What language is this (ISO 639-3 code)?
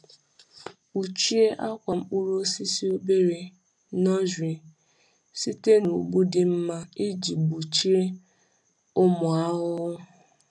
ibo